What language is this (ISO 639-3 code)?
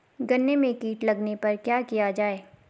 hin